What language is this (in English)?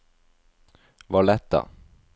Norwegian